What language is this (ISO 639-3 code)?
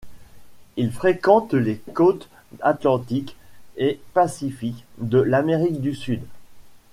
fra